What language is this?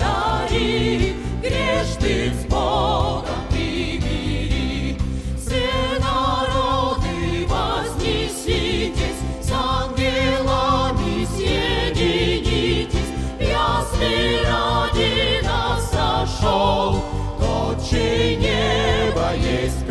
Ukrainian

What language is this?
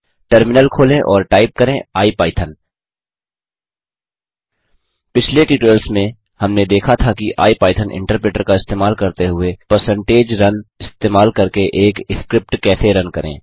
Hindi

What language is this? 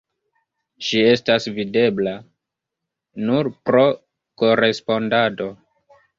Esperanto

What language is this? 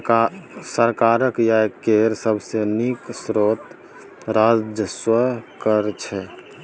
Maithili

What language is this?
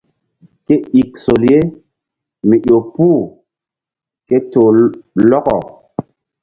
Mbum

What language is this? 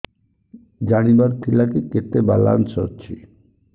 Odia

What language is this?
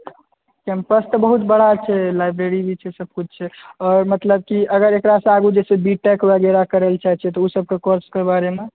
Maithili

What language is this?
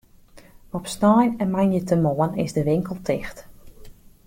Western Frisian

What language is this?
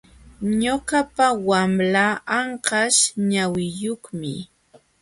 Jauja Wanca Quechua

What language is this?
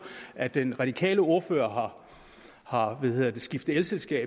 Danish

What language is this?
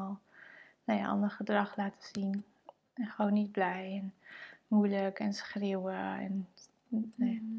Dutch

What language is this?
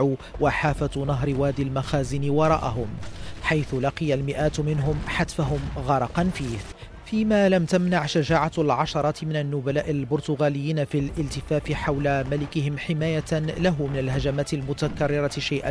Arabic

